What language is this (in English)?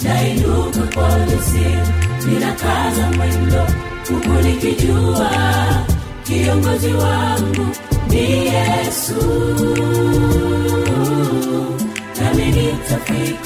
Swahili